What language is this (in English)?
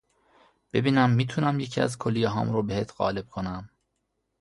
Persian